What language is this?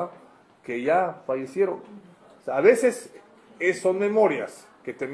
Spanish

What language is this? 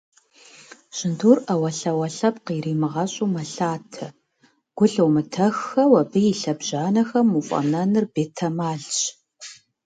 Kabardian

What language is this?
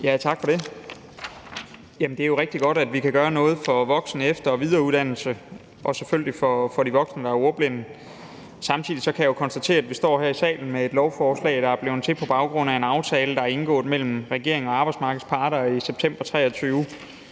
Danish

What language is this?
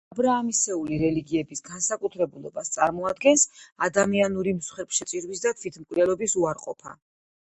Georgian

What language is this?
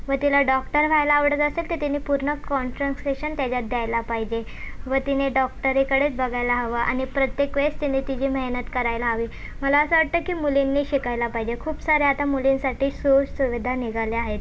Marathi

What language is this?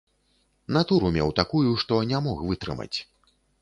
Belarusian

